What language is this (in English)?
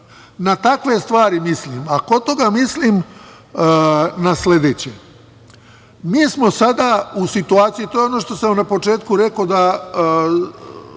Serbian